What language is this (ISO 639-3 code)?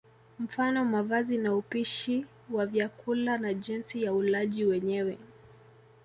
swa